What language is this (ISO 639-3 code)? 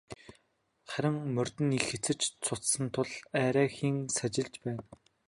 mon